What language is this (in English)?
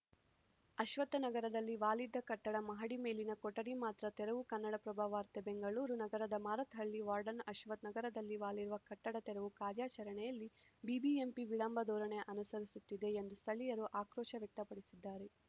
Kannada